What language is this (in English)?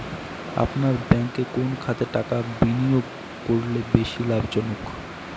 Bangla